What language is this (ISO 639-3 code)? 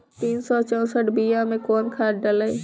bho